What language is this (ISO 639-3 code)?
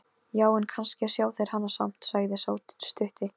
isl